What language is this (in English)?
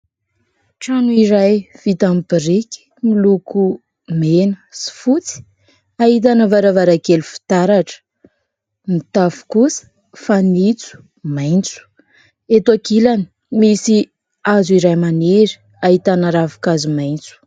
Malagasy